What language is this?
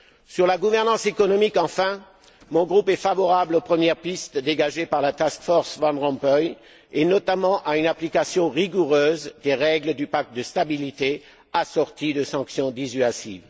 French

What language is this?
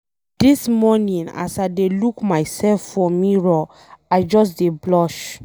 Nigerian Pidgin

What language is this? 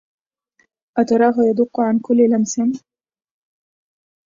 Arabic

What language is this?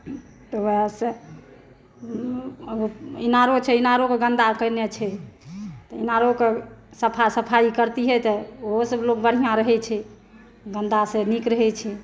Maithili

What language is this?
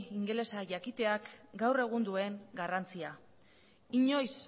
Basque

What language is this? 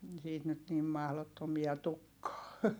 Finnish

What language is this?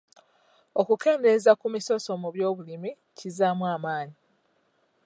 Ganda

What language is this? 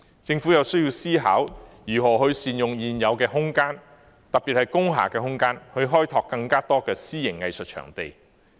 Cantonese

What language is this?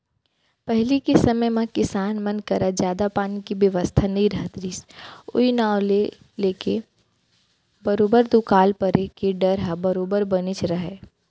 Chhattisgarhi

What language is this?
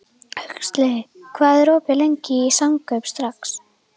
Icelandic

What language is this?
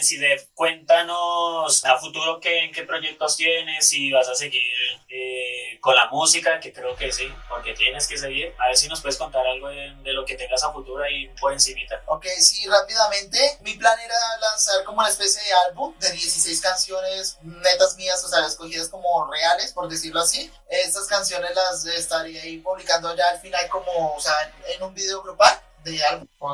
Spanish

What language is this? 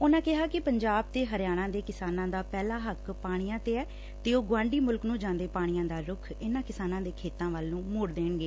Punjabi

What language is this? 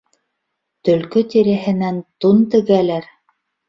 Bashkir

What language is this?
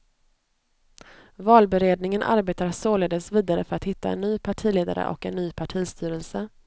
Swedish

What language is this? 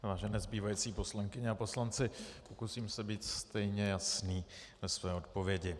Czech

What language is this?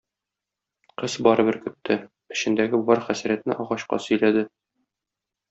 Tatar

